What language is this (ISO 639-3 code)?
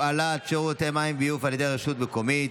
heb